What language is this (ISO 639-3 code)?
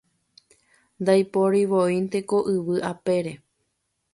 grn